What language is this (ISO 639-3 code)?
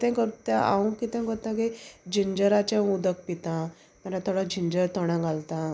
kok